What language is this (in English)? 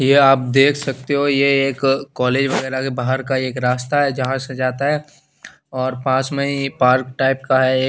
Hindi